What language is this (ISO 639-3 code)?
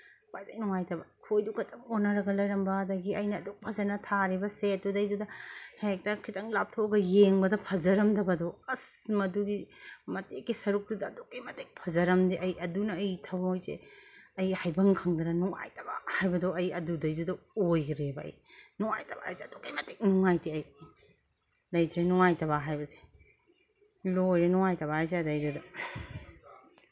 mni